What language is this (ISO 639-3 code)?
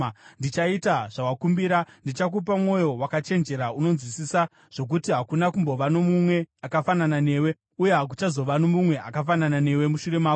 sna